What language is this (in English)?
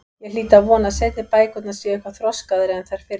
Icelandic